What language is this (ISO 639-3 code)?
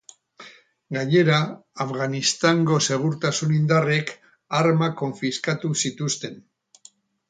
eus